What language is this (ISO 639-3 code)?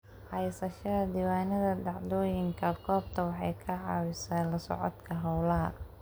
som